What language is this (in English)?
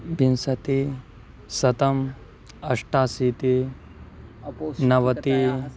Sanskrit